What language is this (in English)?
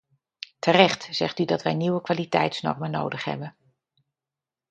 Dutch